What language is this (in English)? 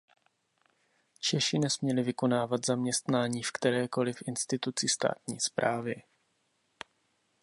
Czech